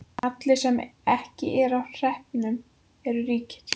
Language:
Icelandic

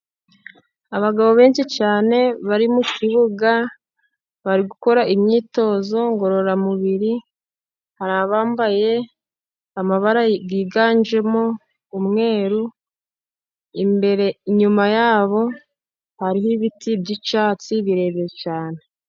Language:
Kinyarwanda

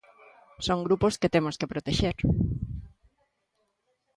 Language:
Galician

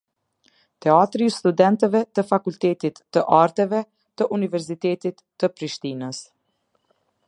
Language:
Albanian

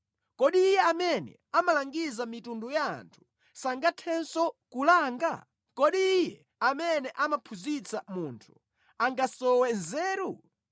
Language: Nyanja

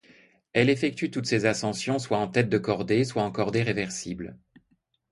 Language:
French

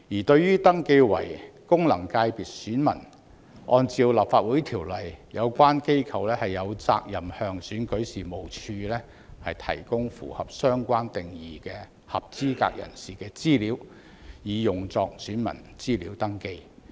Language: Cantonese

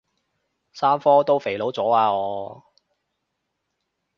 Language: Cantonese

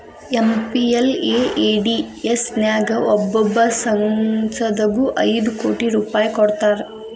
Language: Kannada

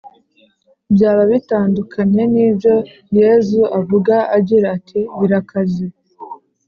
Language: Kinyarwanda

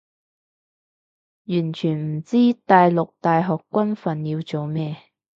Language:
Cantonese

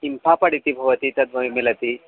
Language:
Sanskrit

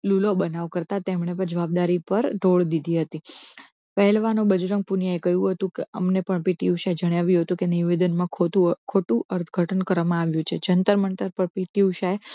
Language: Gujarati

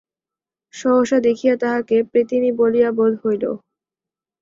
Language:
Bangla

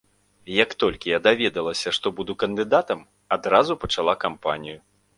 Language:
Belarusian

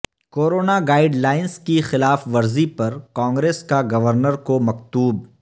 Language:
Urdu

